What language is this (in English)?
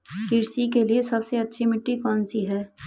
Hindi